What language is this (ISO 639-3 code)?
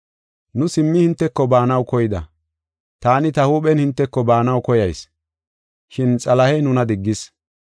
gof